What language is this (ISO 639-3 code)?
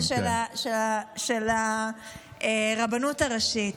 heb